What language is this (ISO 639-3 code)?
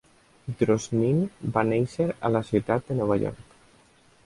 cat